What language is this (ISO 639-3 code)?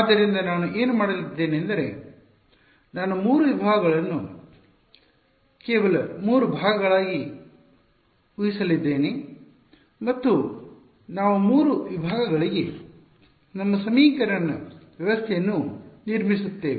kan